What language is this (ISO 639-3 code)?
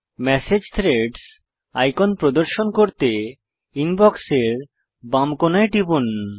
ben